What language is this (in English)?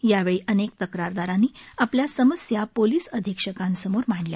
Marathi